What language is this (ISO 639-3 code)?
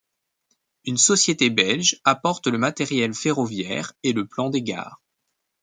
fra